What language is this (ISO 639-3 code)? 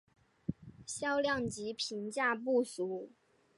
zho